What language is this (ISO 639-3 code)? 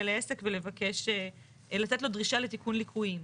heb